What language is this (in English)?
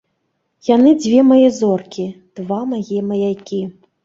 Belarusian